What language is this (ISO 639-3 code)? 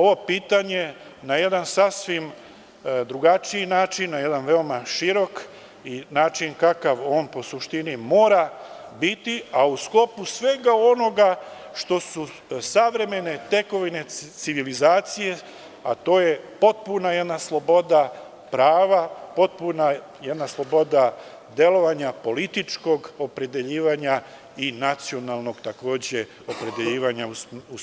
srp